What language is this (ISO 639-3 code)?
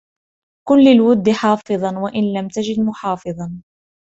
ara